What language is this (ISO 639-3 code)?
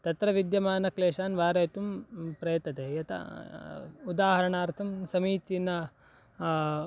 san